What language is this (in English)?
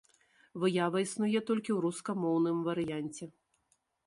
Belarusian